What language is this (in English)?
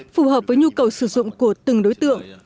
Vietnamese